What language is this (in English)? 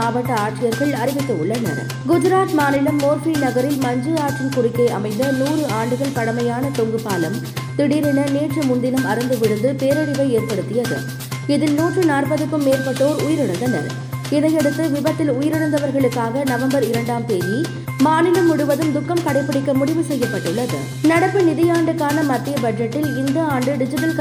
Tamil